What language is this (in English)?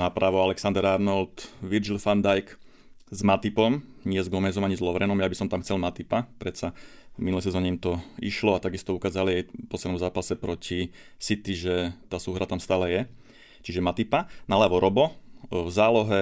Slovak